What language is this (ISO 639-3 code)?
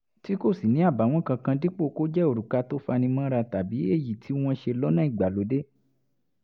yor